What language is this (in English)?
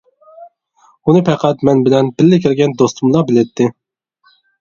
Uyghur